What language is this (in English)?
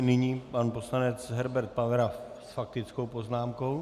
Czech